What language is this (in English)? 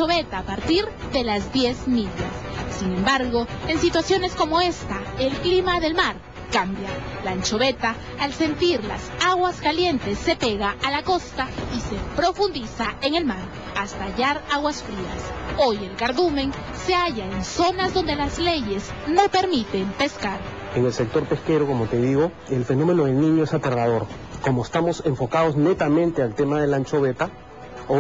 Spanish